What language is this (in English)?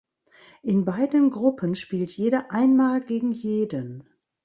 German